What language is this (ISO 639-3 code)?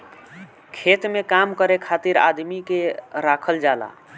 bho